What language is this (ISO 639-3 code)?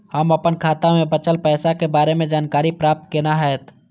mai